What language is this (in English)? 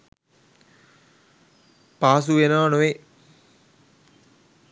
Sinhala